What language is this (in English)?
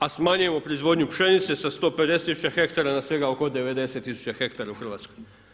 Croatian